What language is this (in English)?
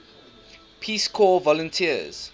English